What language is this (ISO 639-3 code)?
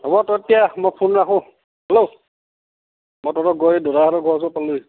asm